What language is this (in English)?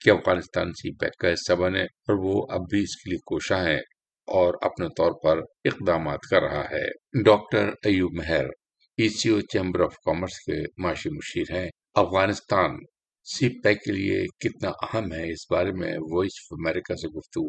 Urdu